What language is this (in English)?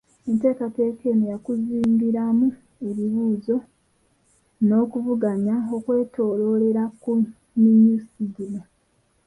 Ganda